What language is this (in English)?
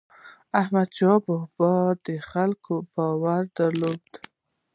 Pashto